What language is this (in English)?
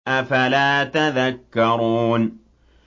Arabic